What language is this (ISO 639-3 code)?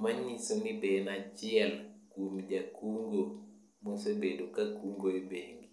luo